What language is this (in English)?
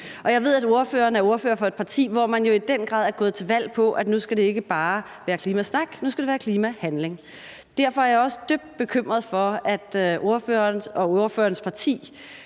Danish